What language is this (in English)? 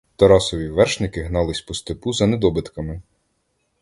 Ukrainian